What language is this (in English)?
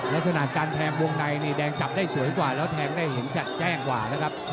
Thai